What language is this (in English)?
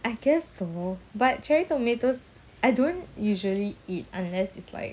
English